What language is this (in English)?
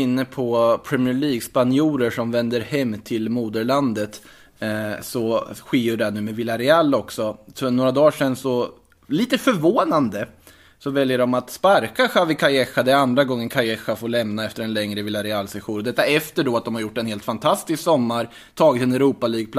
Swedish